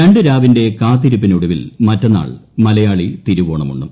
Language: Malayalam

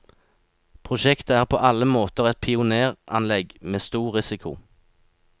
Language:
Norwegian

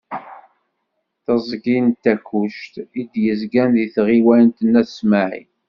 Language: Kabyle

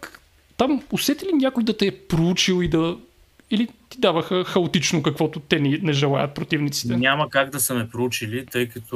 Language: Bulgarian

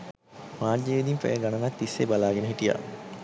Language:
Sinhala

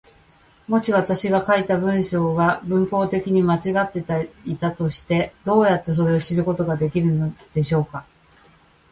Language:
Japanese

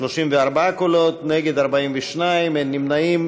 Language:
Hebrew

